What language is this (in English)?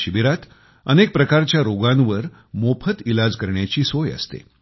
Marathi